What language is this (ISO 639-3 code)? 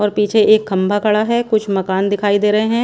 hin